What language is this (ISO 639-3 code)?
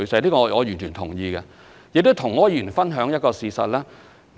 yue